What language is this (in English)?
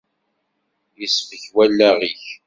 Kabyle